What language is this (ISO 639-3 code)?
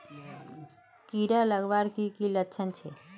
mag